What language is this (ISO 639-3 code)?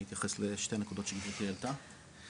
heb